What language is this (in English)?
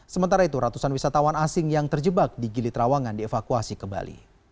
Indonesian